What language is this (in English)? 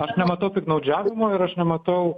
Lithuanian